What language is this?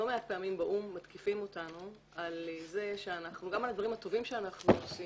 Hebrew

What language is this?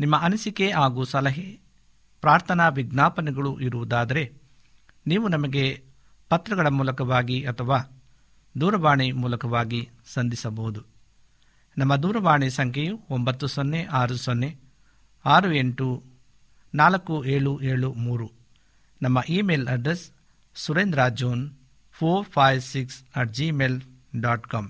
Kannada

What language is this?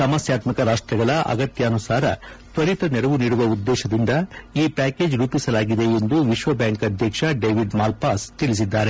Kannada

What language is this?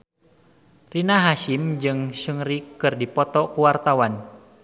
Sundanese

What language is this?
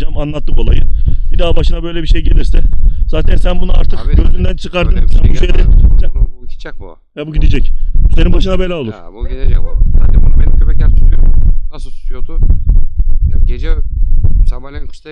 Turkish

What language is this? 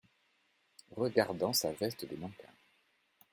French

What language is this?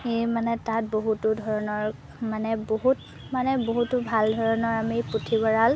Assamese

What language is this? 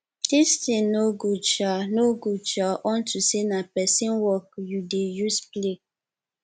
Nigerian Pidgin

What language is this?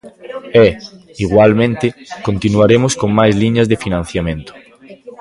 Galician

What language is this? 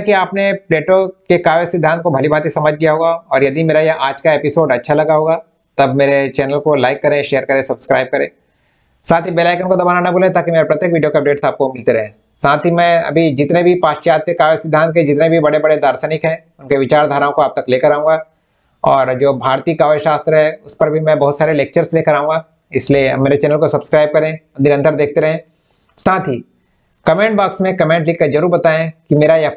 Hindi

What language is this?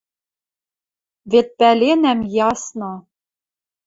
Western Mari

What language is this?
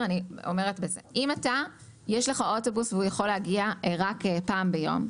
Hebrew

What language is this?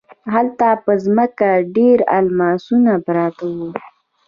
Pashto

